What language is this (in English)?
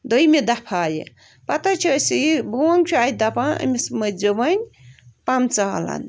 Kashmiri